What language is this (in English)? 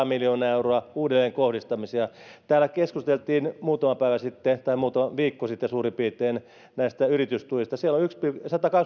Finnish